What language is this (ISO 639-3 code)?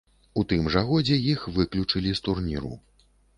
bel